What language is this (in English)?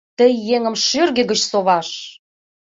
Mari